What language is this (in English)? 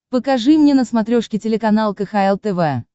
Russian